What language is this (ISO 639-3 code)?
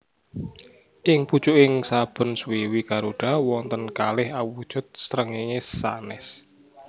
jav